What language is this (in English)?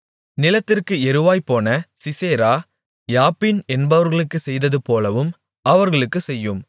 Tamil